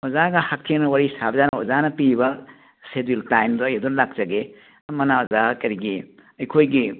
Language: Manipuri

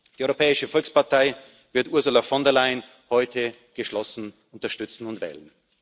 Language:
German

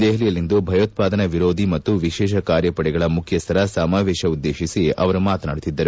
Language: Kannada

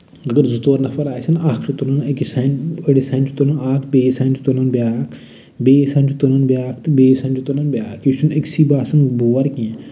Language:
Kashmiri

